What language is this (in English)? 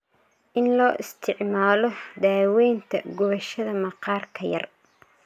Somali